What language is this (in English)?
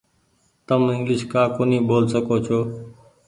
Goaria